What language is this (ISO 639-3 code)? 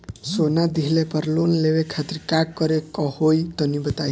bho